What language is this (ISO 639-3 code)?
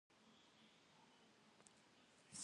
kbd